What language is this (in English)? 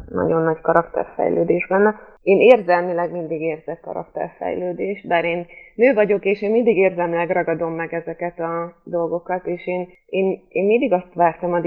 Hungarian